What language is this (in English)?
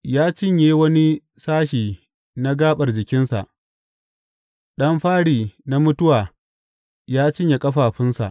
Hausa